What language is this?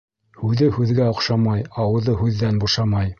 Bashkir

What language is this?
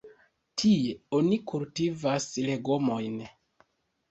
Esperanto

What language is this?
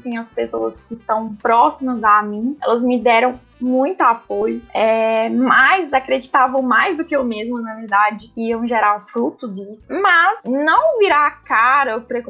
Portuguese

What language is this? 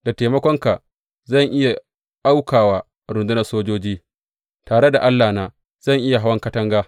Hausa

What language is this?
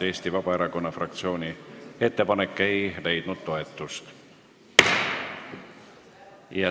Estonian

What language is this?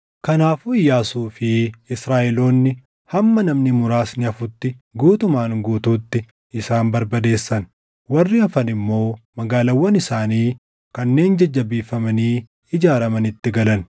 Oromo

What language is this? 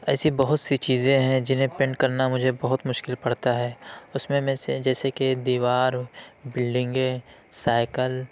Urdu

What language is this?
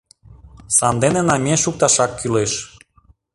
Mari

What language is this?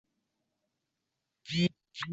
Uzbek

